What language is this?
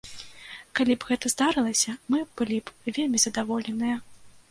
Belarusian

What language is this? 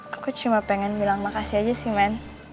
Indonesian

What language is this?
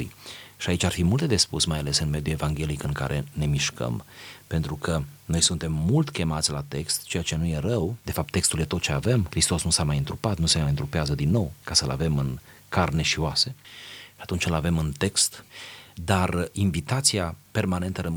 Romanian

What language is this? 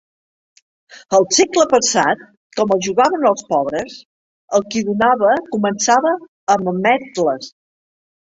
Catalan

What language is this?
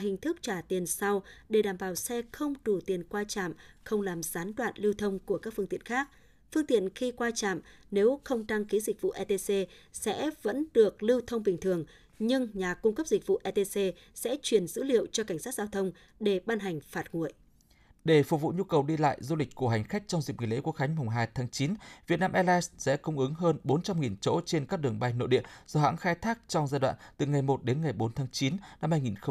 Vietnamese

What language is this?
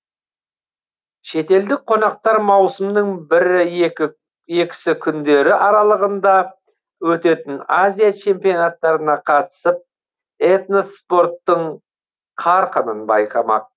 Kazakh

